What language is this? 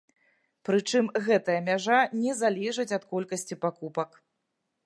Belarusian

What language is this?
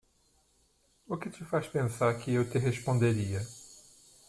Portuguese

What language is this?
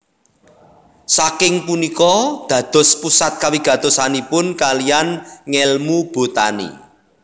Javanese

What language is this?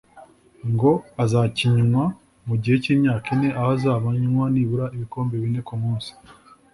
Kinyarwanda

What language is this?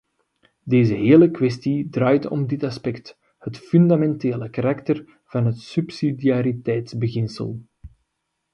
Dutch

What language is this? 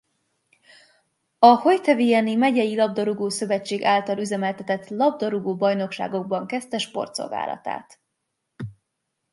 Hungarian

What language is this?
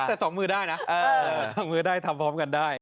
Thai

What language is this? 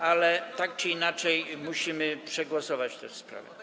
Polish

